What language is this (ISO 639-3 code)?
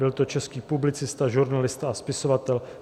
ces